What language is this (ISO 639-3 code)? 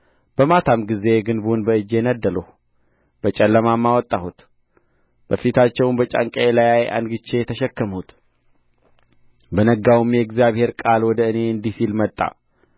amh